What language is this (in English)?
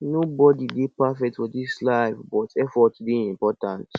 Nigerian Pidgin